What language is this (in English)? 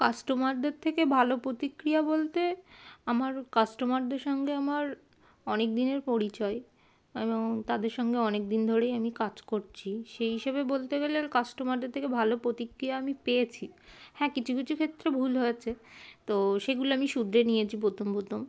Bangla